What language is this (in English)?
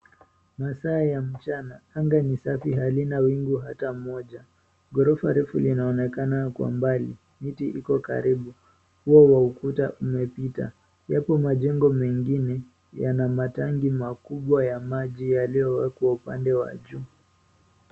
Swahili